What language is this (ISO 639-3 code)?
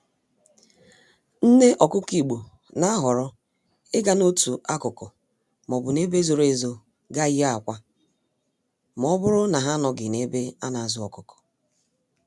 ibo